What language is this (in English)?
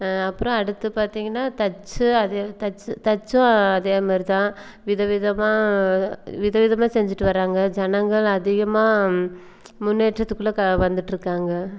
Tamil